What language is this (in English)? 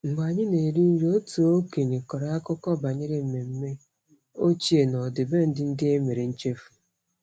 Igbo